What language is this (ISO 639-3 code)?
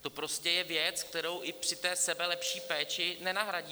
ces